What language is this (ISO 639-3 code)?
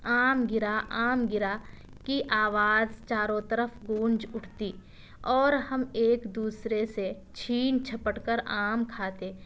urd